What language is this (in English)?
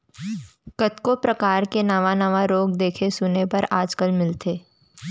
Chhattisgarhi